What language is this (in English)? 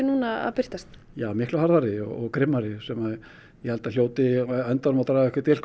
Icelandic